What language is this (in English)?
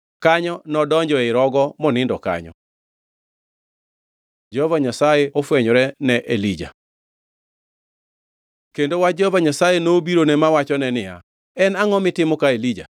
Luo (Kenya and Tanzania)